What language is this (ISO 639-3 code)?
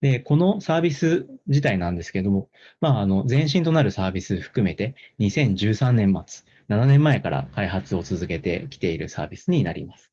jpn